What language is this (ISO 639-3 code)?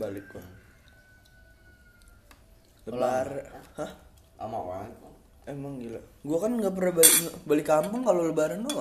ind